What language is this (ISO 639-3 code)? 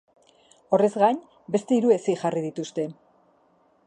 eus